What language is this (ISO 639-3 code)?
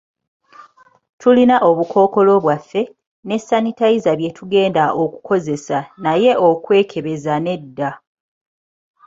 lug